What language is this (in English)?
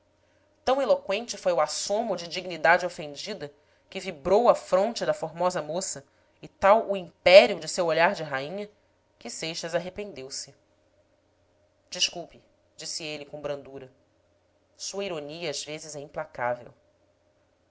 Portuguese